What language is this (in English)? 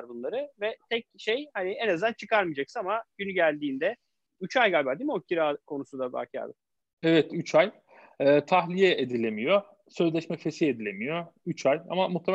Turkish